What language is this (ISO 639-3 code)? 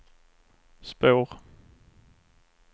swe